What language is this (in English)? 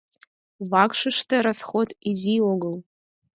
Mari